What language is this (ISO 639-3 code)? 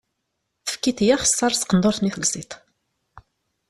kab